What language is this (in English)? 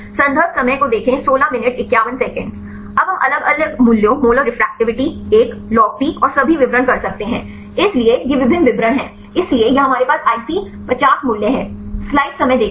Hindi